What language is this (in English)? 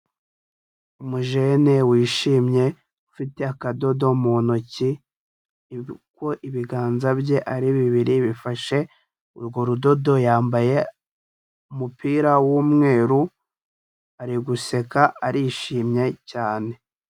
Kinyarwanda